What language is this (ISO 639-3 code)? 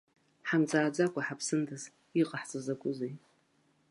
abk